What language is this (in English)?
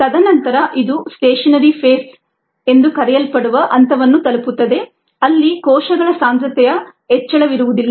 Kannada